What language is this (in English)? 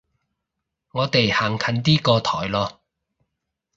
Cantonese